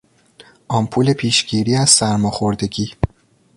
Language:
Persian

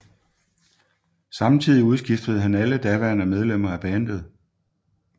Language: Danish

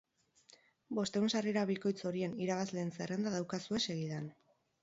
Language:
Basque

